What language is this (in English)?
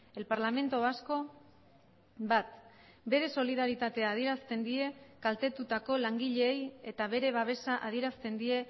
Basque